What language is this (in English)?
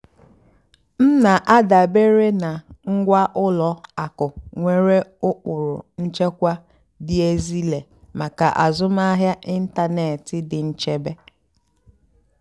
Igbo